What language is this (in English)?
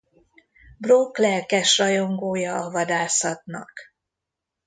Hungarian